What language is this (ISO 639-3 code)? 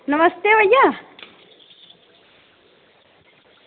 doi